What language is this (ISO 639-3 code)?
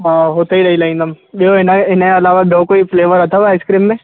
snd